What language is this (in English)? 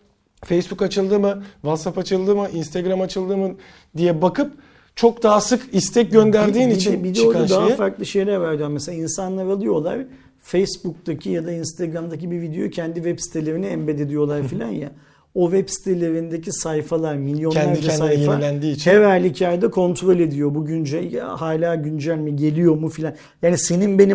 Turkish